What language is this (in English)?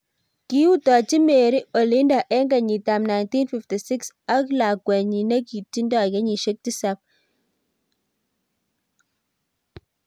Kalenjin